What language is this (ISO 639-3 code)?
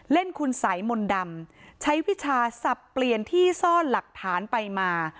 tha